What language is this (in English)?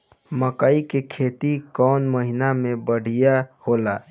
Bhojpuri